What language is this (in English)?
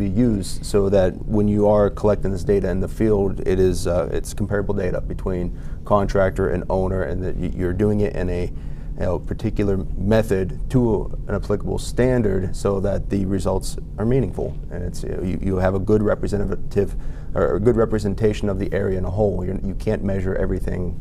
English